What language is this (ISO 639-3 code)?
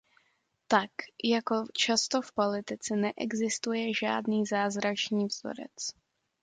ces